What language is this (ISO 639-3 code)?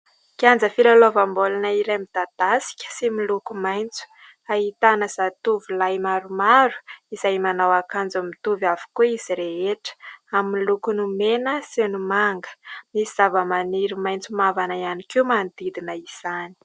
mlg